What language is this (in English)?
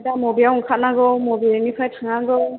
Bodo